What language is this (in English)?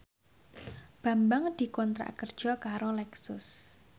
Javanese